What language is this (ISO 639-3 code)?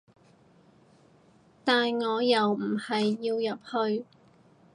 yue